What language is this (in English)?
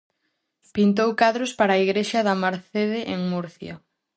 Galician